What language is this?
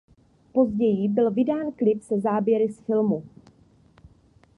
Czech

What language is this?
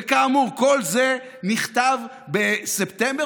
Hebrew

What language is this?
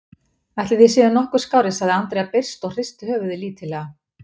Icelandic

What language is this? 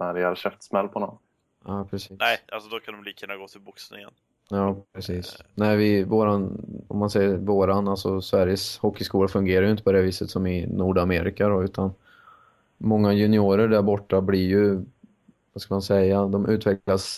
Swedish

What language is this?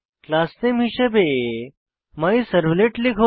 Bangla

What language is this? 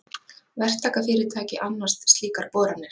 Icelandic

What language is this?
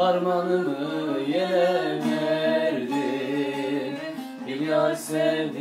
Turkish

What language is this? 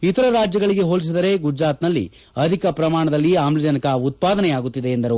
Kannada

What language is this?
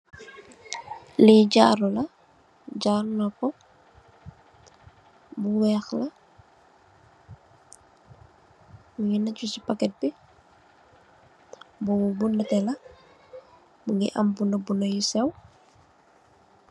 Wolof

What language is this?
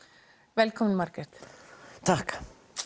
Icelandic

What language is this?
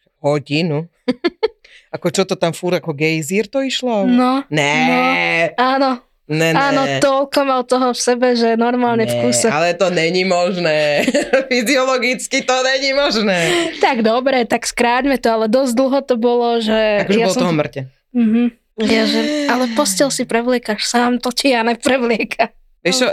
Slovak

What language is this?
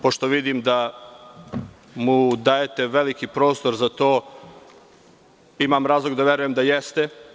Serbian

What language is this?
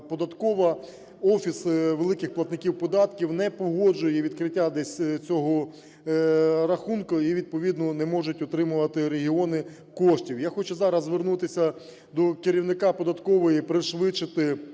Ukrainian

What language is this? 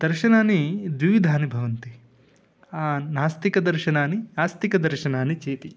Sanskrit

